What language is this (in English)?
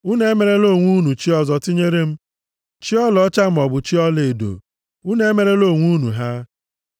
Igbo